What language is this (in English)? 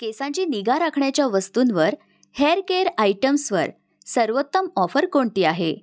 Marathi